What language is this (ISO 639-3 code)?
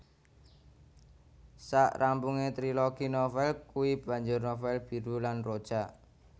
jav